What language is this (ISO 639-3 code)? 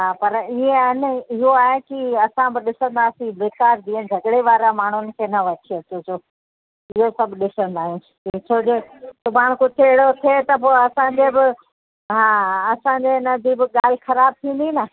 snd